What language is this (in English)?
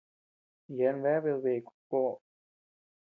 Tepeuxila Cuicatec